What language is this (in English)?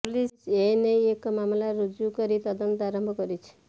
Odia